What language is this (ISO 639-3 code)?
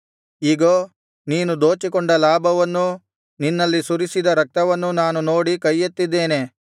kan